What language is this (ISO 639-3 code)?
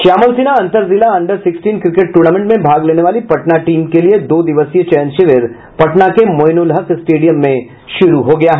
hin